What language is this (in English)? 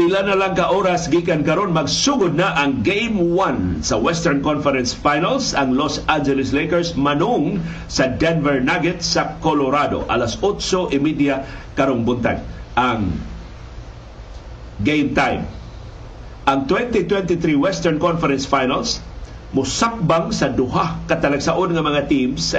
Filipino